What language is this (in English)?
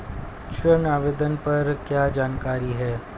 Hindi